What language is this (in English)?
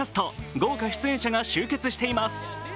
Japanese